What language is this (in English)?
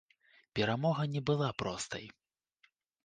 Belarusian